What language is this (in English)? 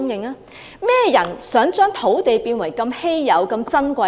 Cantonese